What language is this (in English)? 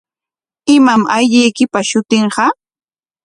Corongo Ancash Quechua